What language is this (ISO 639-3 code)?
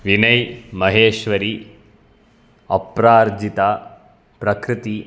san